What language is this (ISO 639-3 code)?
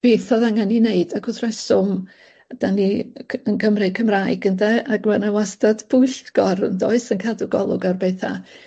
cym